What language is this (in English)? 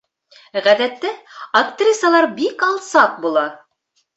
Bashkir